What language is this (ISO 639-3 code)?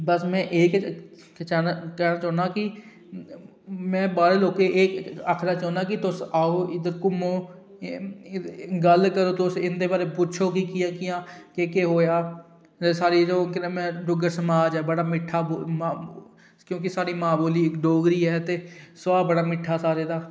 doi